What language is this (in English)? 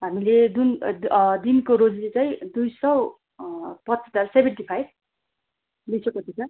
Nepali